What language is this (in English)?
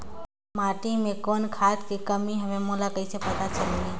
Chhattisgarhi